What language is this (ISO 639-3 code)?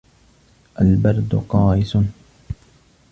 ara